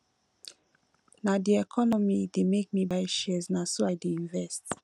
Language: Nigerian Pidgin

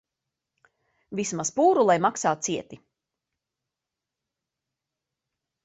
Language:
Latvian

